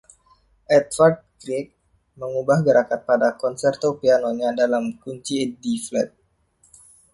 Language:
Indonesian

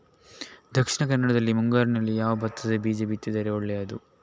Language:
Kannada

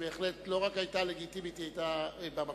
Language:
Hebrew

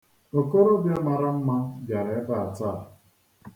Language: Igbo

